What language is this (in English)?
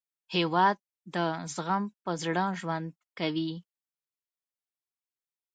Pashto